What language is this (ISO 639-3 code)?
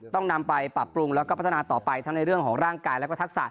tha